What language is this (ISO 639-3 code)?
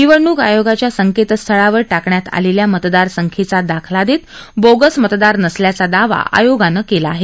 mar